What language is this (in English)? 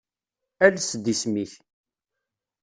Kabyle